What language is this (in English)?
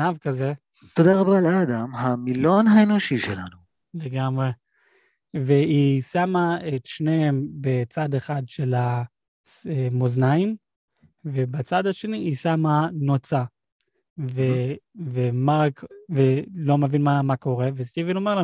Hebrew